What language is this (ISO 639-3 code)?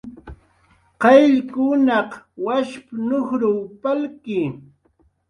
jqr